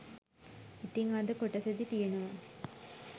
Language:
Sinhala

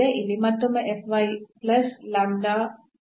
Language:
Kannada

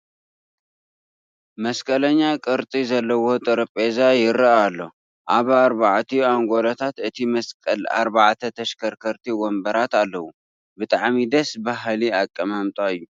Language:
Tigrinya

